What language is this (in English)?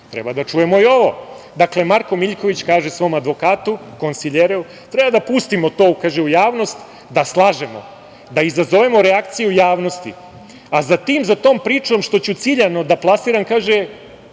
Serbian